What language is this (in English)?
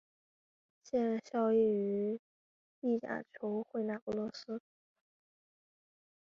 Chinese